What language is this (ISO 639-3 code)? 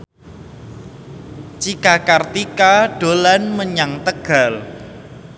jav